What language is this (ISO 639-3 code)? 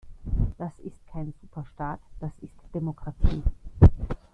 deu